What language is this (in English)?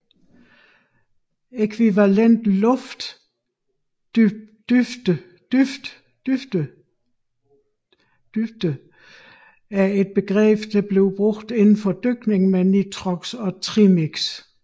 Danish